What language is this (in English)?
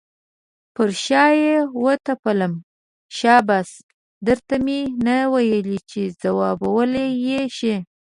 Pashto